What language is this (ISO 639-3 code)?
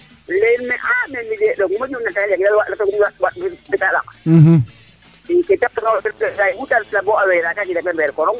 srr